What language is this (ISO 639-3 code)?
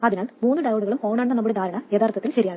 mal